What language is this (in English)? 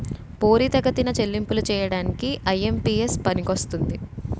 Telugu